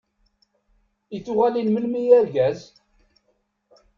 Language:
Kabyle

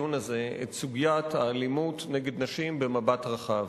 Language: Hebrew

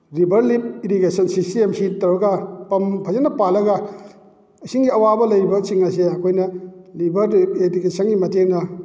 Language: Manipuri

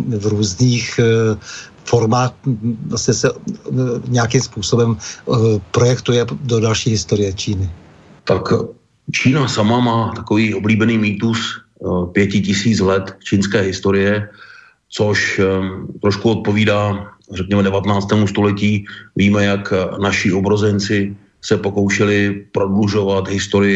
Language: Czech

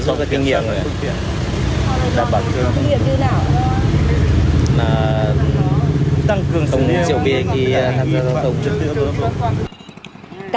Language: Vietnamese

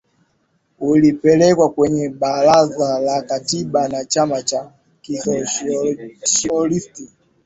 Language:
Swahili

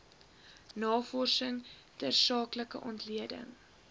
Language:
Afrikaans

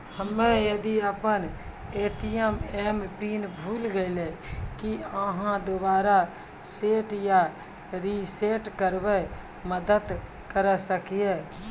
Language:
Maithili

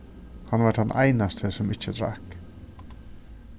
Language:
Faroese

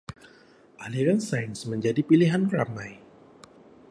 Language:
Malay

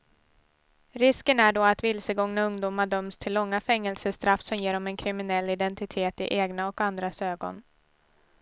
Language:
Swedish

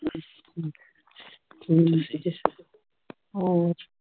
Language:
Punjabi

